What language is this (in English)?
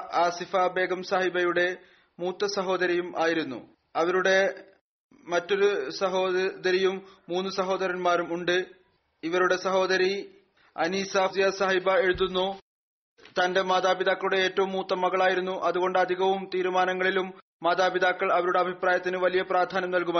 Malayalam